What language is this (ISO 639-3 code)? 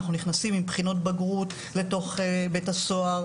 heb